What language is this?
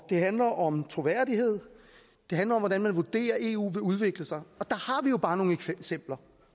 Danish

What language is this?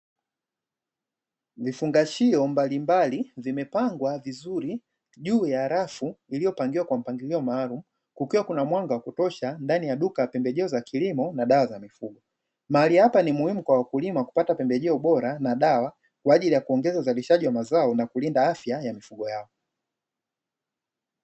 Swahili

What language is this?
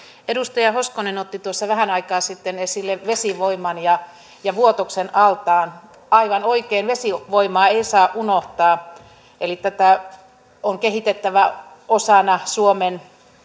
Finnish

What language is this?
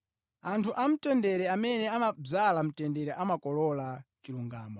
Nyanja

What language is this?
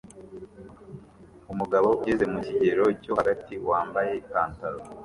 Kinyarwanda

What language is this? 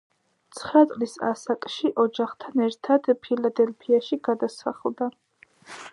Georgian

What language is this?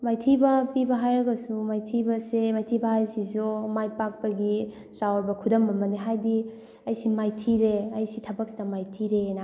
Manipuri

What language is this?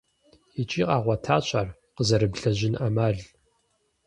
Kabardian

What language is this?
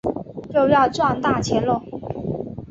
Chinese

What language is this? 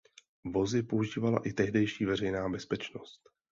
Czech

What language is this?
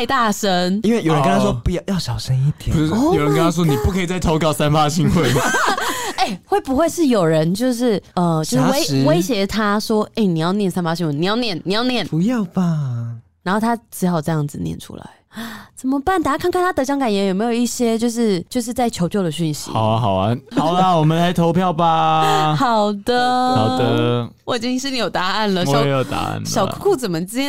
Chinese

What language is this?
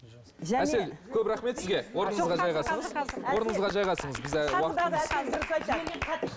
Kazakh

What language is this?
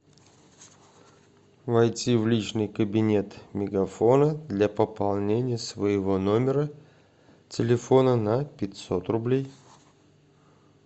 Russian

